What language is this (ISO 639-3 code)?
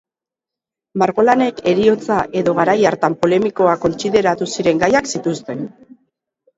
eus